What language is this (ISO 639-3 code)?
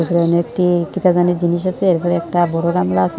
ben